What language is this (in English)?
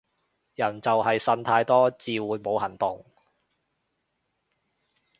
Cantonese